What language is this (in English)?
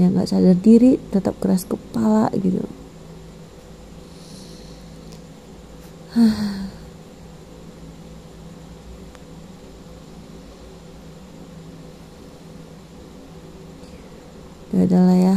Indonesian